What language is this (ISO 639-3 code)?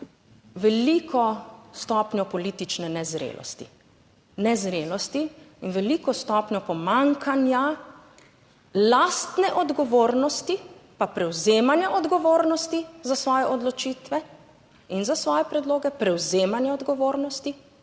slv